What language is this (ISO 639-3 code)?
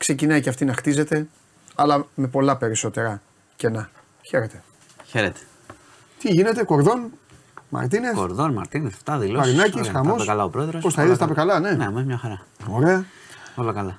ell